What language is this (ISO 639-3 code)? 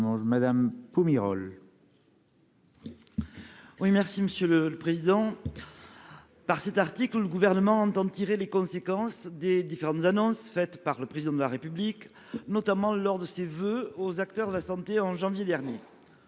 fra